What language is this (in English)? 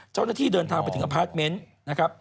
Thai